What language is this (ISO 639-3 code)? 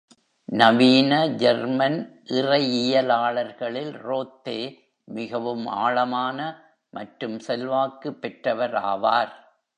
tam